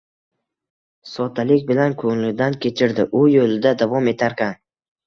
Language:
Uzbek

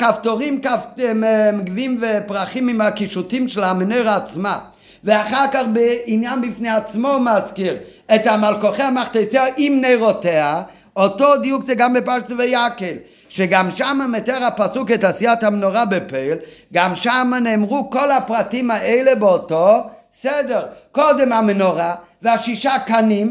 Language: Hebrew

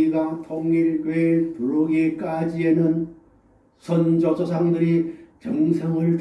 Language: Korean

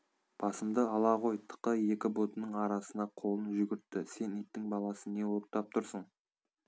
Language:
Kazakh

